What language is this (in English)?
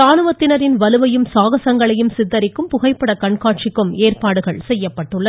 Tamil